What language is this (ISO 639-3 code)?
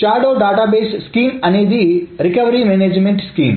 tel